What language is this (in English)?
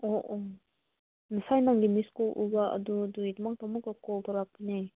Manipuri